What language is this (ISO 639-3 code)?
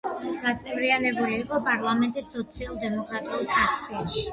kat